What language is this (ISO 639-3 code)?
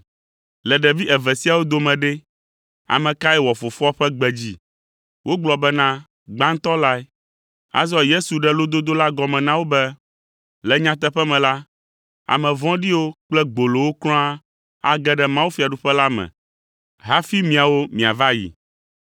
ewe